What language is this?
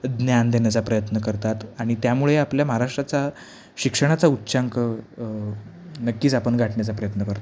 Marathi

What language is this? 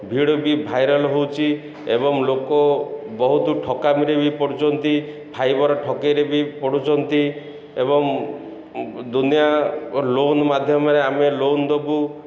Odia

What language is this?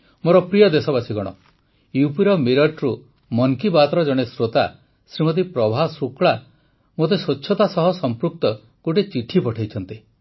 Odia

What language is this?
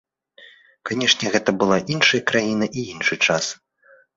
Belarusian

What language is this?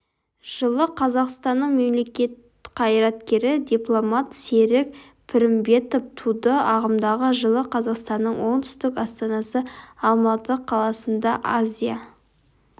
Kazakh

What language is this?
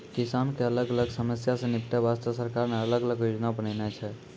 Maithili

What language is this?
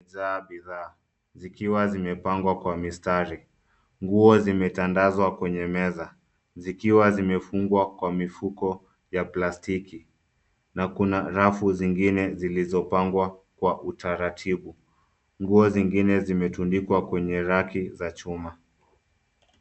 Swahili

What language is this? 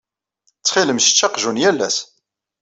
Kabyle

